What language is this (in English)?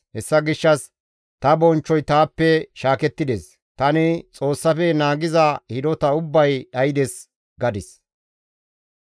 Gamo